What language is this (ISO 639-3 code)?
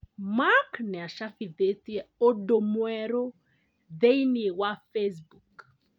kik